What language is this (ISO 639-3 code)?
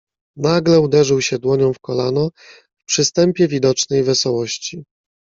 pol